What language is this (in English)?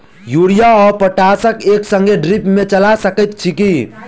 Maithili